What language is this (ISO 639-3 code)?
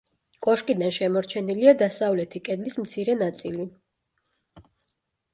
kat